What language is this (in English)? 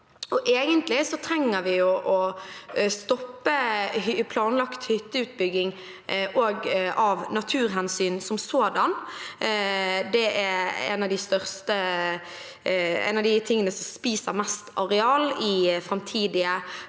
Norwegian